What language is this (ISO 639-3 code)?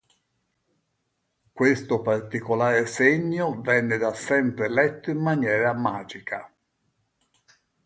ita